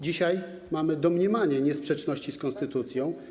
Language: Polish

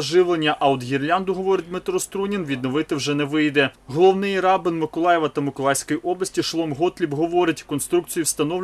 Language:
Ukrainian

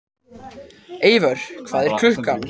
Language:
Icelandic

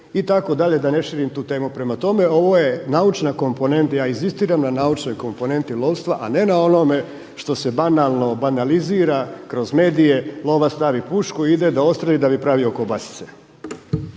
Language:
Croatian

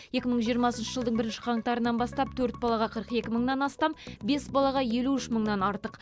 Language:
Kazakh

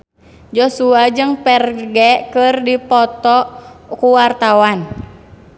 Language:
Sundanese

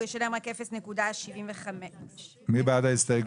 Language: Hebrew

